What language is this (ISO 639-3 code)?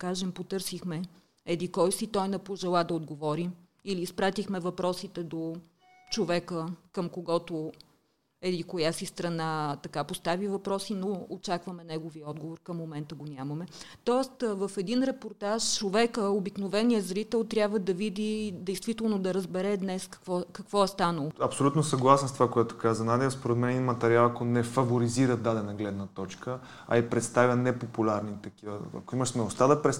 bul